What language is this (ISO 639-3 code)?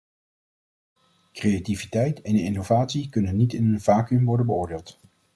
nld